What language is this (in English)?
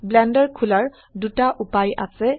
Assamese